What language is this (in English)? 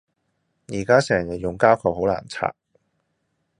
Cantonese